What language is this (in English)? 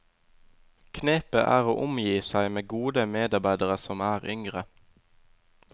Norwegian